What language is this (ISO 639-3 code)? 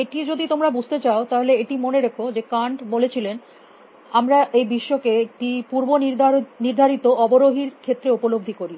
ben